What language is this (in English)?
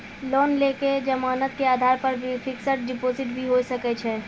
Maithili